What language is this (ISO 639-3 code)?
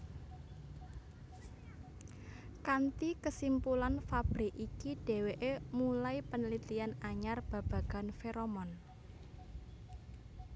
jav